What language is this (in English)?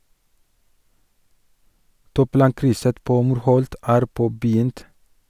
Norwegian